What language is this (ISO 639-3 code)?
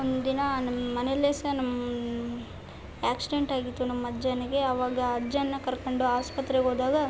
kan